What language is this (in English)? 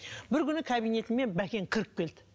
Kazakh